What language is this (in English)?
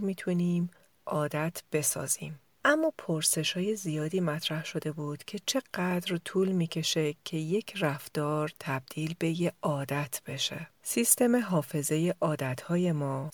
Persian